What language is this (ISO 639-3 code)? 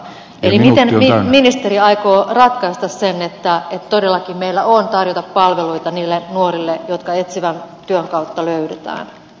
fin